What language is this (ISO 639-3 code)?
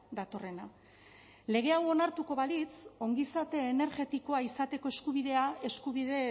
eus